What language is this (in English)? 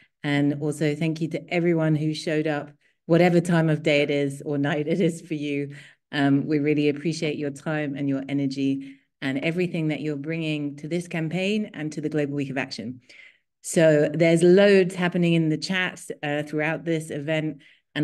English